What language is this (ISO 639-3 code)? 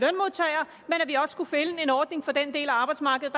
dan